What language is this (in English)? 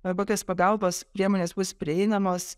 Lithuanian